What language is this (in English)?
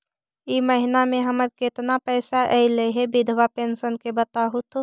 Magahi